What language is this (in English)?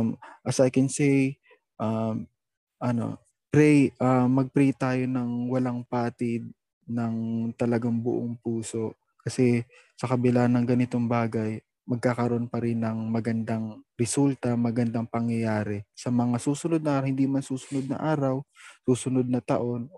Filipino